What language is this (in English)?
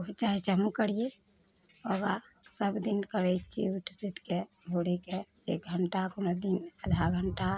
Maithili